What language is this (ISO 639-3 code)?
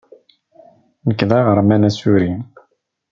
kab